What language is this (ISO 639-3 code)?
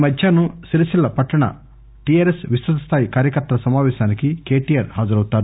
tel